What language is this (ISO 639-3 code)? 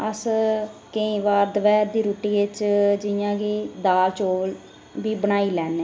doi